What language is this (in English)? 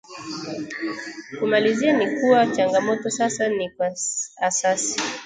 Swahili